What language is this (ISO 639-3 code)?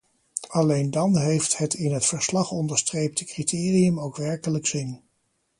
nld